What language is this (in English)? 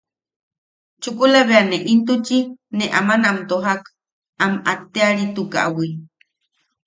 Yaqui